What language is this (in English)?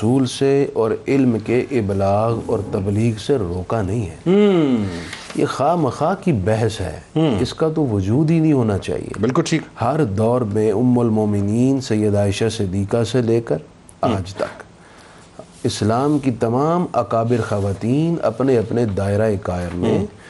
Urdu